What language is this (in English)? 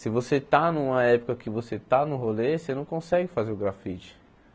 Portuguese